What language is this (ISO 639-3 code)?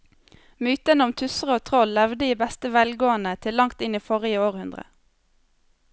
nor